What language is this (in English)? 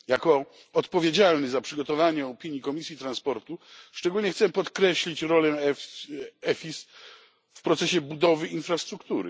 Polish